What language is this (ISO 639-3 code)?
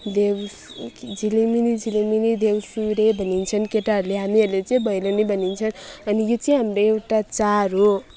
nep